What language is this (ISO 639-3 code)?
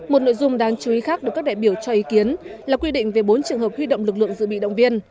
vie